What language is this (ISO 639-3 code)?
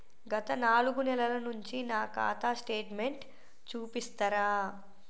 tel